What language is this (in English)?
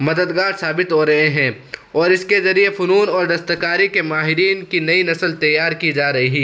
Urdu